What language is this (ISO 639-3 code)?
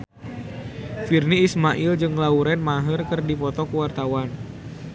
sun